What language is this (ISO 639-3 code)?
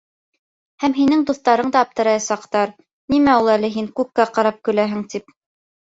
bak